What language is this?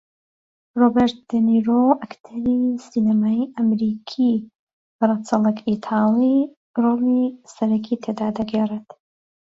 Central Kurdish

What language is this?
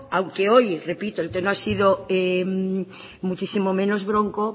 Spanish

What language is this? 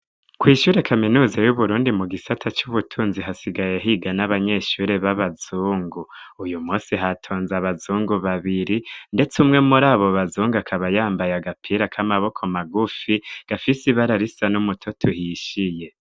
Rundi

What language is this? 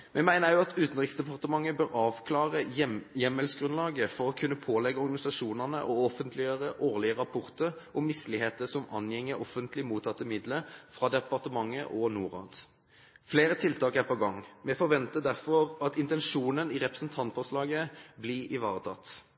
Norwegian Bokmål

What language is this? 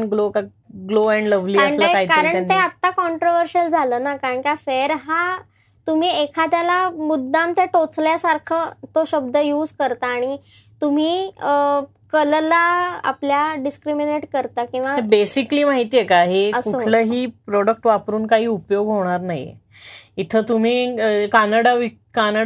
Marathi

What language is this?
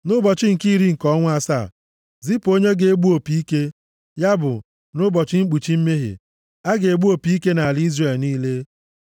Igbo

